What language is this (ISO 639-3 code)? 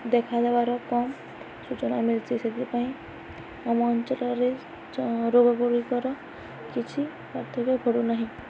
ori